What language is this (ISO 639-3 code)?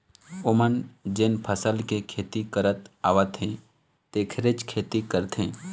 hne